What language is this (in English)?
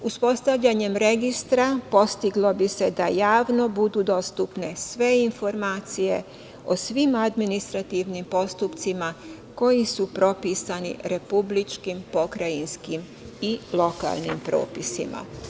Serbian